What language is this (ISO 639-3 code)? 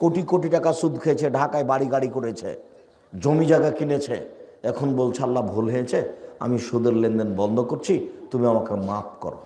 ben